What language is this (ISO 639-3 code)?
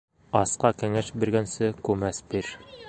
bak